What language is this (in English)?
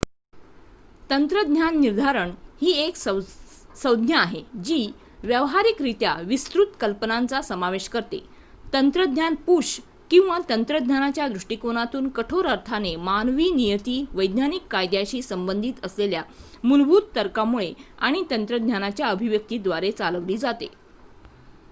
Marathi